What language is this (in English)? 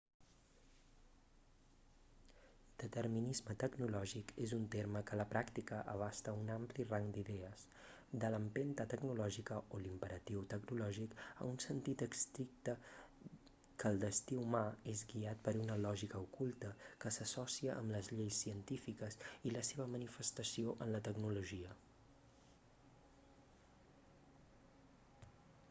Catalan